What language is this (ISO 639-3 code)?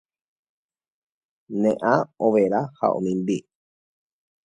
grn